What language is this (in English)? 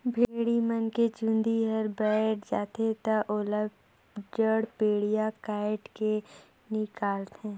Chhattisgarhi